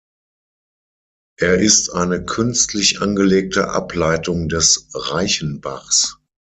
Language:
German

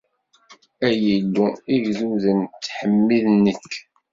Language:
Kabyle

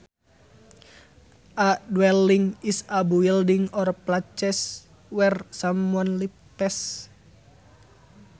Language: Sundanese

